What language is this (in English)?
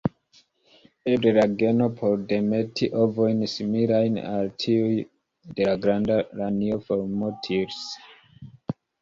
Esperanto